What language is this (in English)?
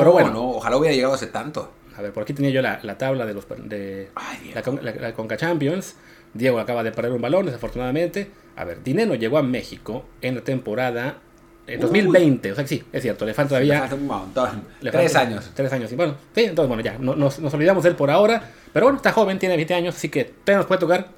Spanish